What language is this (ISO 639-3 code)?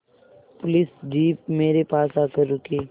hin